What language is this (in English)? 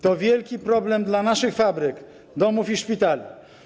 Polish